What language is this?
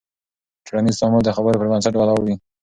Pashto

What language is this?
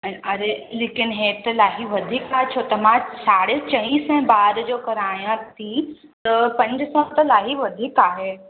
Sindhi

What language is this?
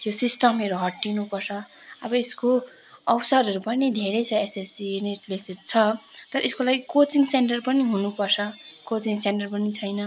Nepali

